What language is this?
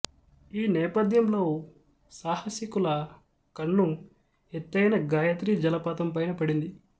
Telugu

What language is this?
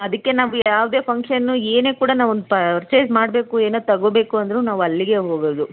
Kannada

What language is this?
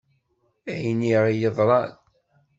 Kabyle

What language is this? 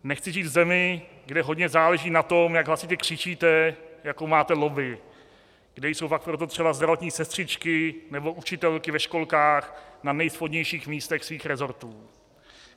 Czech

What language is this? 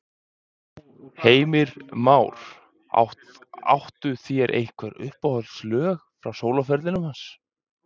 Icelandic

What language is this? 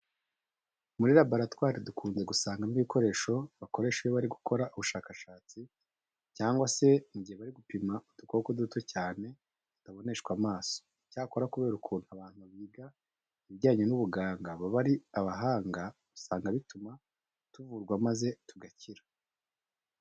Kinyarwanda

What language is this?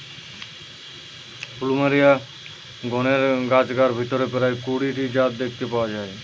Bangla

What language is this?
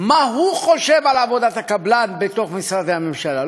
Hebrew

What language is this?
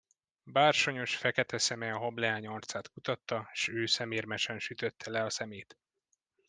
Hungarian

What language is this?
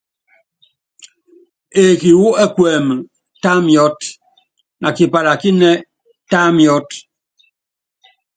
Yangben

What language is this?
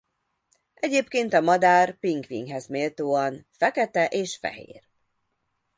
Hungarian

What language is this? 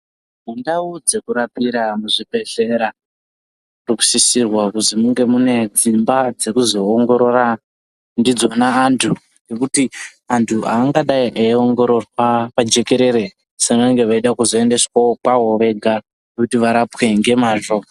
Ndau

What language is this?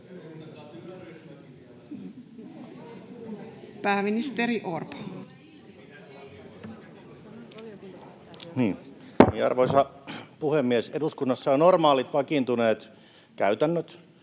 Finnish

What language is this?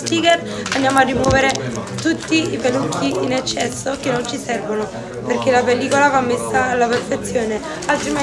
Italian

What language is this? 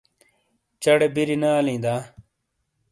Shina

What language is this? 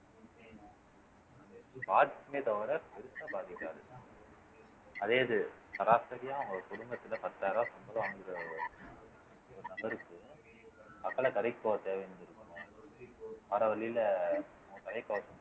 Tamil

